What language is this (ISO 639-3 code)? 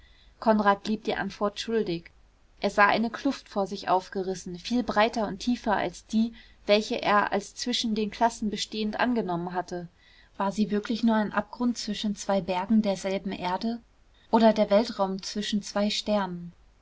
deu